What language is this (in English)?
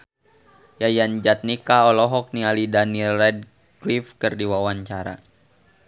Sundanese